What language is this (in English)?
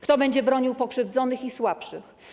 Polish